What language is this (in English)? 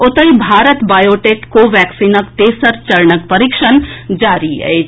Maithili